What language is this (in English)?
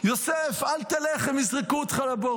Hebrew